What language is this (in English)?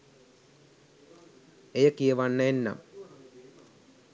Sinhala